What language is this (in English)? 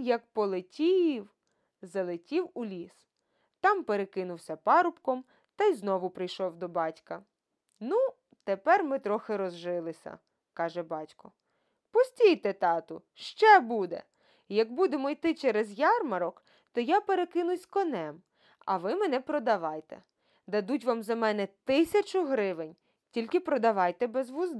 Ukrainian